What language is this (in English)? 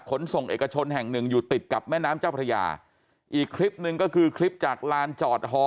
Thai